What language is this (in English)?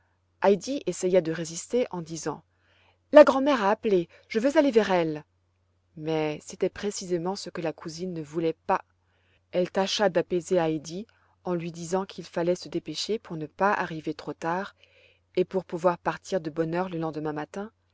French